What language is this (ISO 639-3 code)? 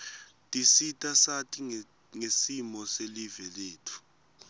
ssw